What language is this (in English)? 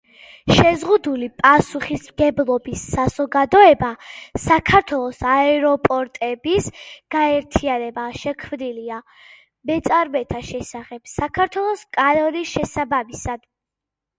Georgian